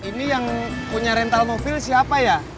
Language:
Indonesian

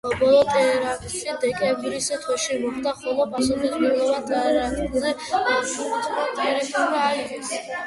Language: Georgian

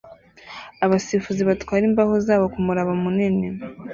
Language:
Kinyarwanda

